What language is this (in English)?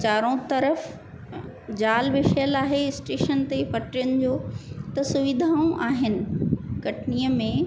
Sindhi